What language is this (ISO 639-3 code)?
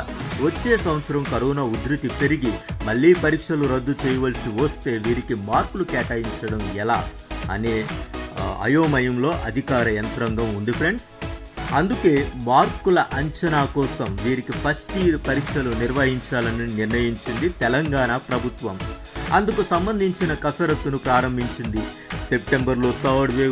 tel